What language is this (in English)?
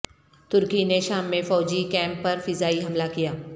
Urdu